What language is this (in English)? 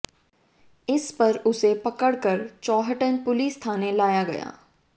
Hindi